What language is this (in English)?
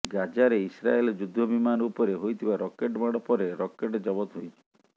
Odia